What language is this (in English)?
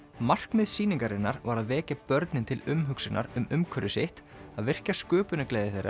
Icelandic